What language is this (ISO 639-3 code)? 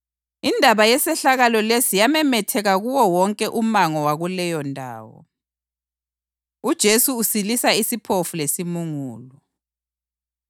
nde